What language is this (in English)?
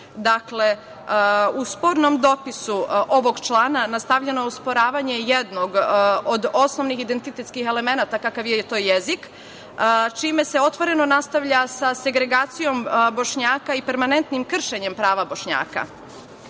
Serbian